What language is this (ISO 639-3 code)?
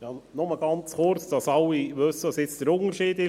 gsw